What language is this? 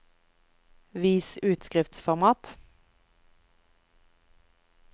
Norwegian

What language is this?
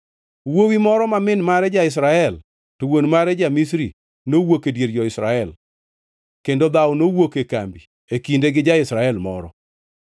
Luo (Kenya and Tanzania)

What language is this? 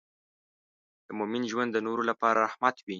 Pashto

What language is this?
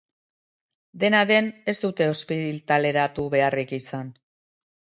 Basque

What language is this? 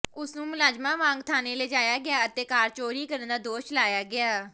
Punjabi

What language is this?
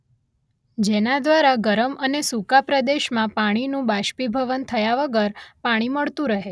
Gujarati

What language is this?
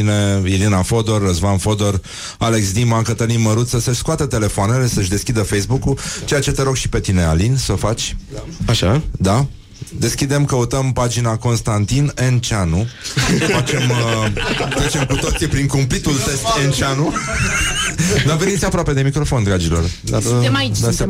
Romanian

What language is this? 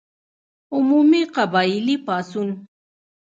Pashto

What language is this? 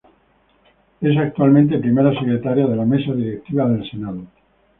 Spanish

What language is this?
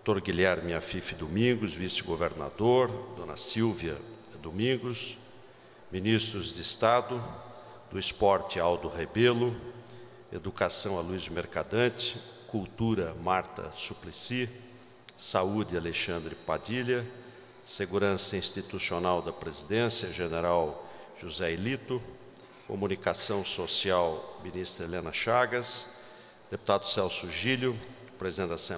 Portuguese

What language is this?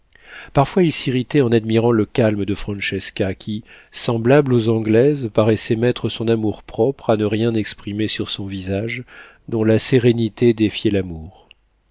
French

